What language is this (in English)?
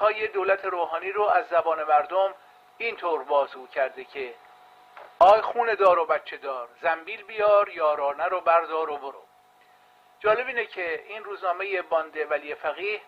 Persian